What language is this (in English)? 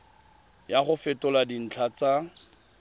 Tswana